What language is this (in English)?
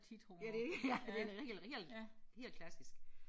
Danish